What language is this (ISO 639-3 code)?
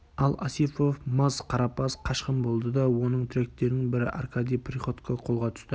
kaz